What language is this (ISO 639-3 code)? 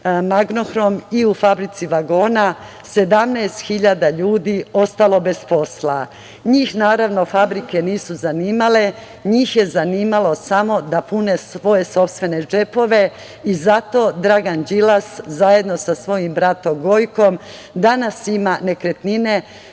srp